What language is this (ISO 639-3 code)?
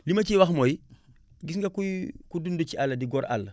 wol